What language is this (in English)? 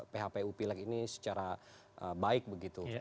Indonesian